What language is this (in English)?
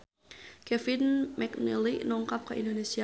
Sundanese